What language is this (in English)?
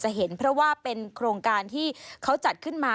Thai